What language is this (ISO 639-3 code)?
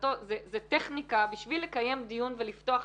heb